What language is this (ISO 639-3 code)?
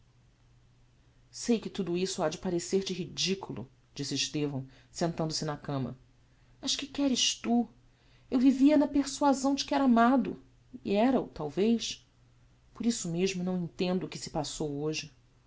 por